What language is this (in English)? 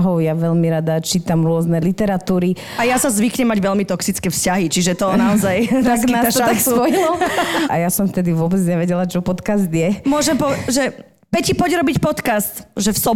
Slovak